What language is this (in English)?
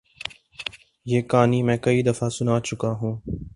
Urdu